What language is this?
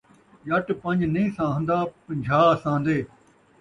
Saraiki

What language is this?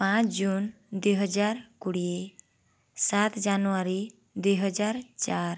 Odia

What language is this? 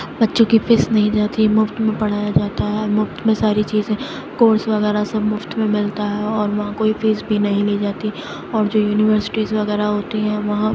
Urdu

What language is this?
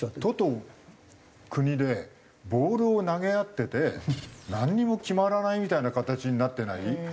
Japanese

